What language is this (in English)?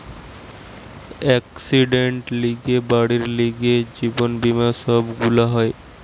Bangla